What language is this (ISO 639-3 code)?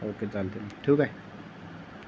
mar